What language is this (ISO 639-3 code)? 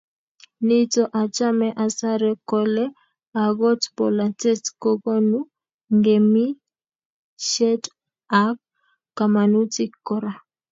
kln